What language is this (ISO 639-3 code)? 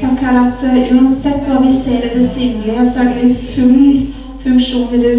kor